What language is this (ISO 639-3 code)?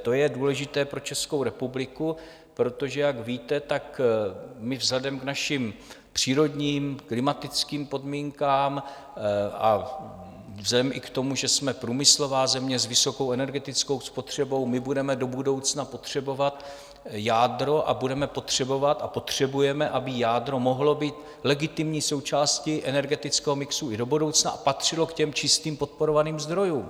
ces